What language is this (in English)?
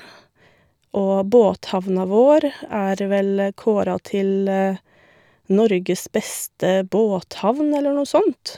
Norwegian